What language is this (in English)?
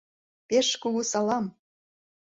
Mari